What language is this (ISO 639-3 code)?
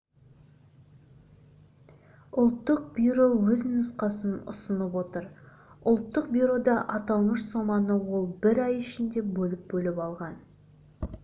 kaz